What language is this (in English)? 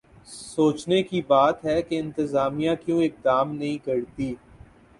Urdu